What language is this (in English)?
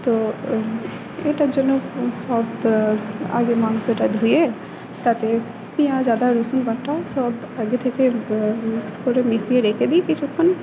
Bangla